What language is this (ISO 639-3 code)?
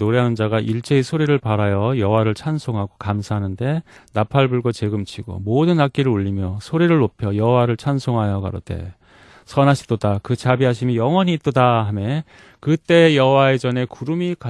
kor